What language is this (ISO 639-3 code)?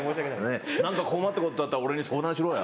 jpn